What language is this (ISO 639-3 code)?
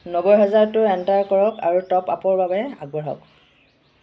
asm